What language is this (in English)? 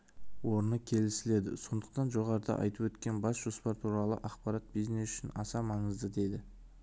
Kazakh